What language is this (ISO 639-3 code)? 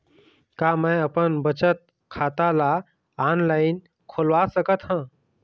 hne